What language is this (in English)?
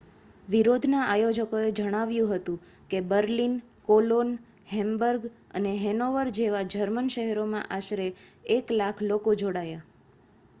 Gujarati